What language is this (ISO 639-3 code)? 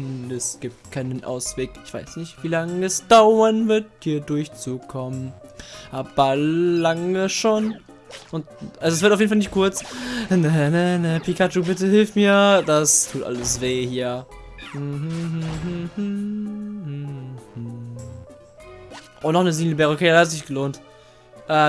deu